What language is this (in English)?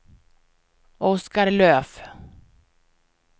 Swedish